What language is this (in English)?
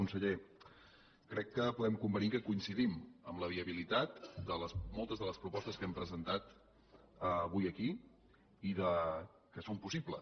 Catalan